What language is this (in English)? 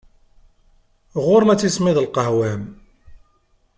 Kabyle